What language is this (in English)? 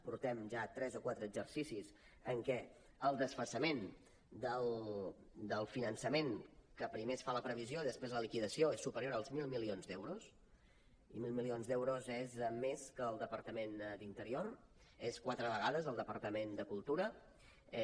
Catalan